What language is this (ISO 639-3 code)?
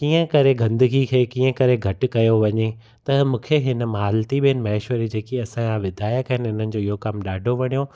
snd